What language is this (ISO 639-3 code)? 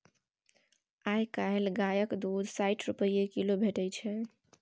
mai